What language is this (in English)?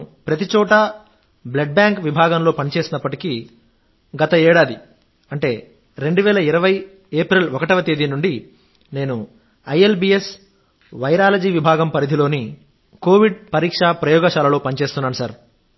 Telugu